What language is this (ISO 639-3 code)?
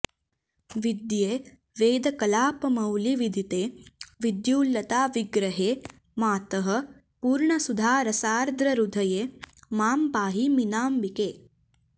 san